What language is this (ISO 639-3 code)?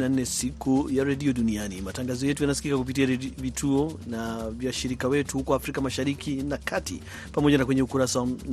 swa